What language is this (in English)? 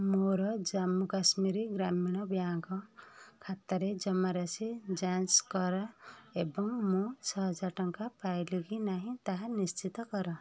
Odia